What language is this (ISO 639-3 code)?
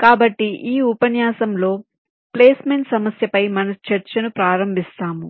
tel